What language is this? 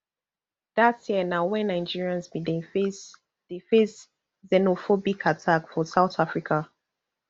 Nigerian Pidgin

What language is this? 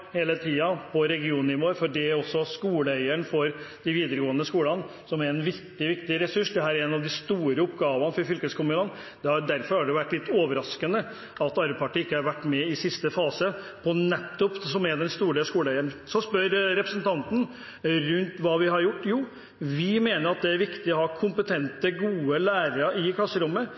Norwegian Bokmål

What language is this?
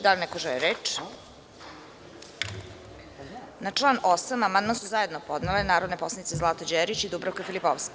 Serbian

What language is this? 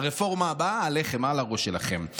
Hebrew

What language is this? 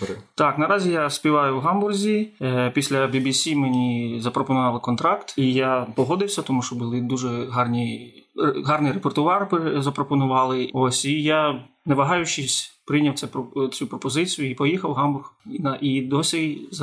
Ukrainian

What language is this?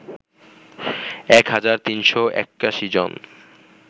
Bangla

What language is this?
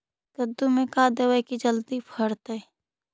Magahi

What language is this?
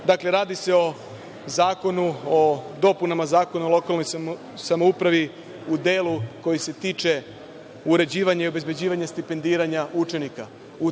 Serbian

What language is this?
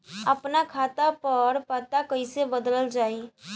Bhojpuri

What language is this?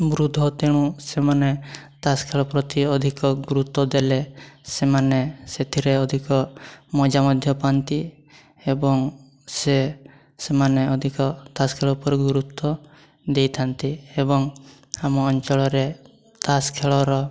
Odia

